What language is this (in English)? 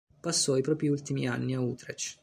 Italian